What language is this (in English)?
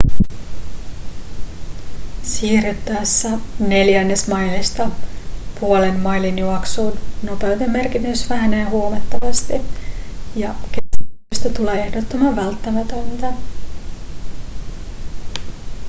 Finnish